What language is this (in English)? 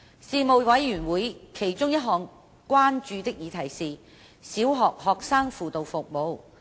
Cantonese